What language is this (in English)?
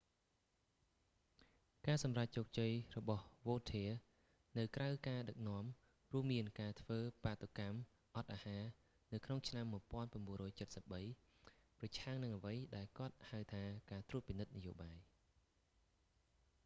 Khmer